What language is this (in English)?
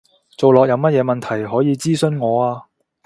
Cantonese